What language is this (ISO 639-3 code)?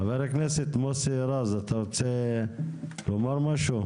heb